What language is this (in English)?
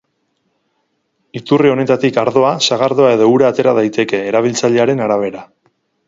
Basque